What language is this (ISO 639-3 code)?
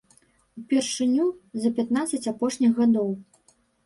bel